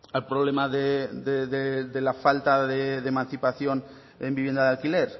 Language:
Spanish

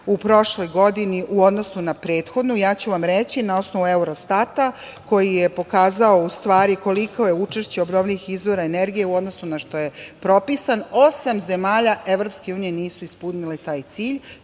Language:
Serbian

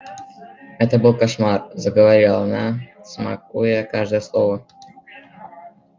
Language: Russian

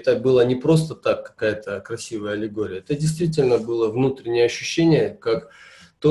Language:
Russian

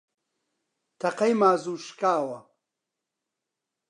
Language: Central Kurdish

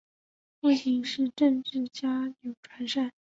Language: Chinese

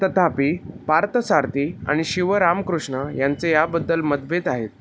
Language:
Marathi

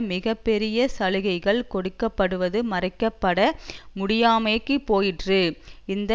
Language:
Tamil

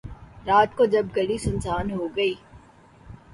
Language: Urdu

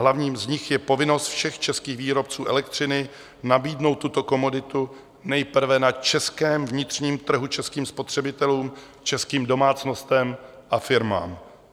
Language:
Czech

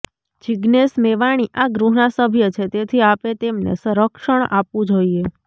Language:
Gujarati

